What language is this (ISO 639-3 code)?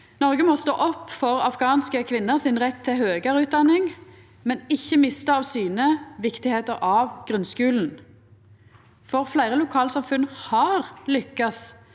nor